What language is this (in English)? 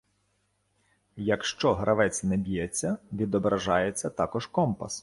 Ukrainian